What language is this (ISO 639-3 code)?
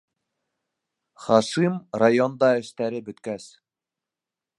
bak